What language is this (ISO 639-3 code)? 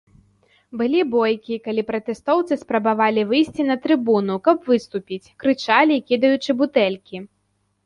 bel